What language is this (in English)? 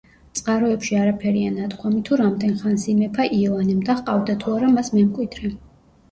Georgian